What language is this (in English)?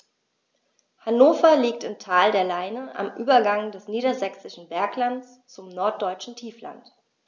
German